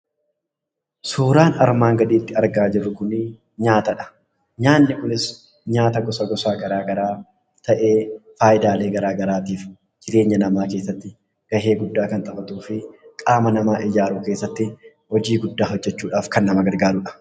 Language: Oromo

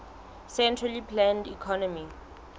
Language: Southern Sotho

